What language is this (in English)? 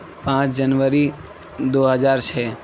Urdu